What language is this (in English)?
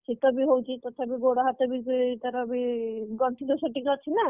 Odia